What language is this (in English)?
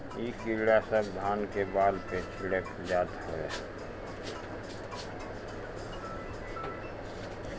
Bhojpuri